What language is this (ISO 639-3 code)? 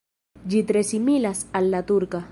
epo